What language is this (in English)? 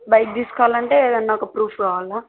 Telugu